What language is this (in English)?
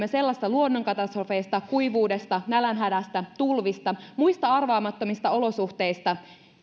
Finnish